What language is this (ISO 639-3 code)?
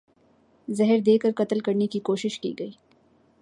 urd